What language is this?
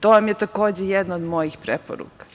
Serbian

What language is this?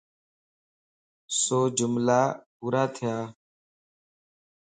Lasi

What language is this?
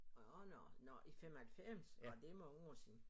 Danish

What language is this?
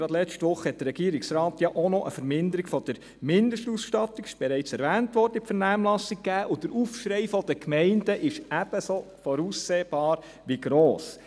Swiss German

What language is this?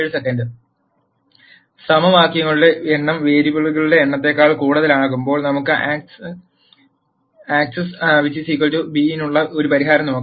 Malayalam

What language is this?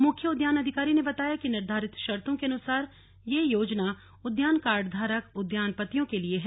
Hindi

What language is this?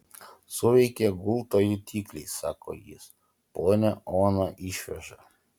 Lithuanian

